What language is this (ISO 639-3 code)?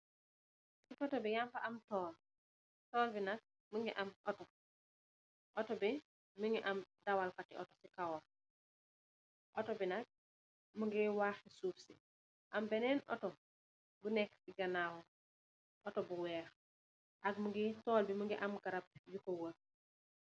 wol